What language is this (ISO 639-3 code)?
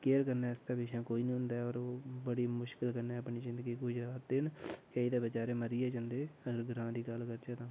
doi